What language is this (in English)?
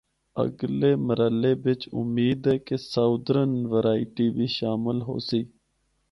Northern Hindko